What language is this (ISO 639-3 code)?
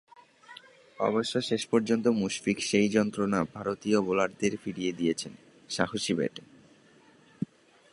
ben